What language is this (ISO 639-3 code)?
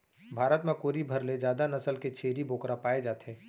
hne